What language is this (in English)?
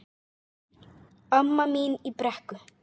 Icelandic